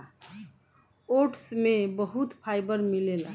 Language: Bhojpuri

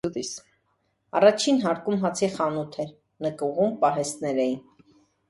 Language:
Armenian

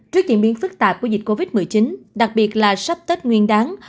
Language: Vietnamese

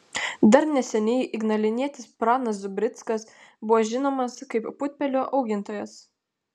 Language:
Lithuanian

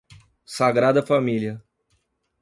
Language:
Portuguese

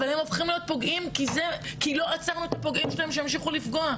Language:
Hebrew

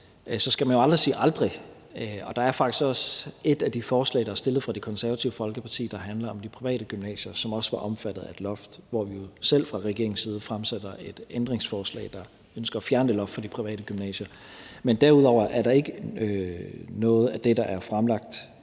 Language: Danish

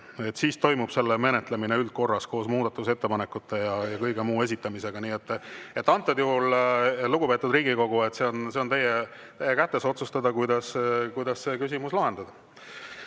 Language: Estonian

